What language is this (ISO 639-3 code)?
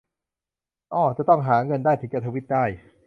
tha